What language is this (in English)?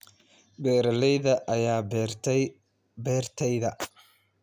Somali